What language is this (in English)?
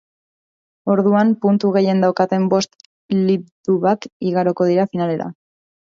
Basque